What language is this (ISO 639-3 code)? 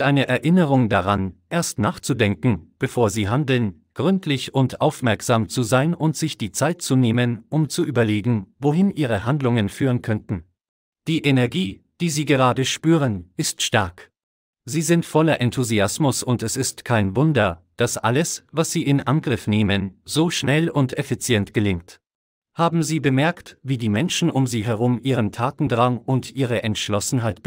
deu